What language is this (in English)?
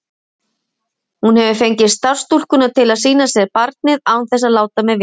Icelandic